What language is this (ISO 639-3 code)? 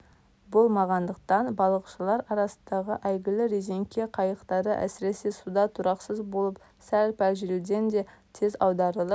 kaz